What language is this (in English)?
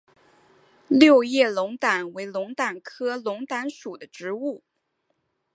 Chinese